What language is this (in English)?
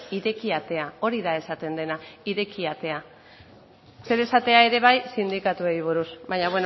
Basque